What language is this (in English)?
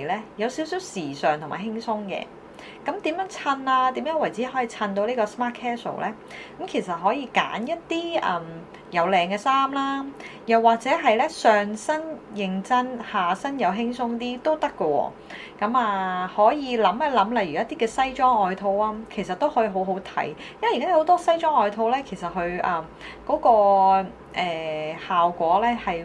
Chinese